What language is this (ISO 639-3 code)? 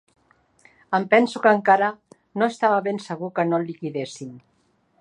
cat